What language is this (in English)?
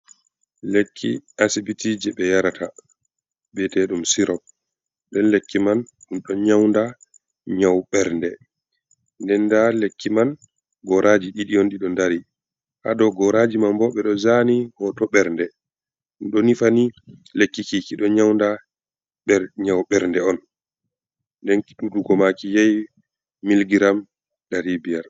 Fula